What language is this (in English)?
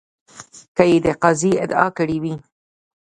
Pashto